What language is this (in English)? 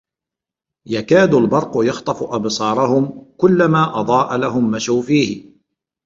Arabic